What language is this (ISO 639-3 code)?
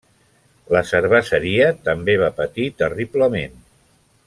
cat